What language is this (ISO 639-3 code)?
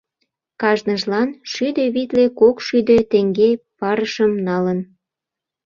chm